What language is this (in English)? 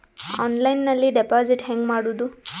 Kannada